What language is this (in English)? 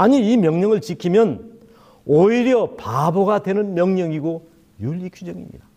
Korean